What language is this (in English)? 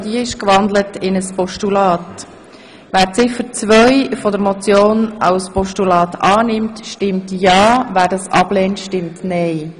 Swiss German